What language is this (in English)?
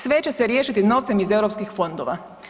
Croatian